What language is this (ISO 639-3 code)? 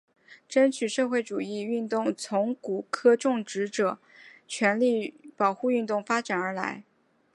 zho